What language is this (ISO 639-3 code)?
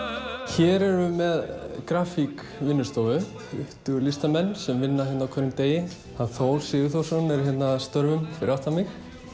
isl